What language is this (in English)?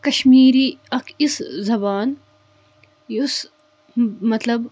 Kashmiri